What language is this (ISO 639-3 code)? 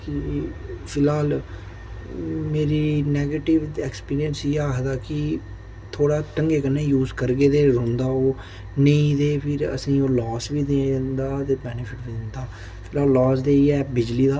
doi